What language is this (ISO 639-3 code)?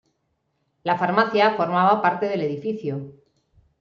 spa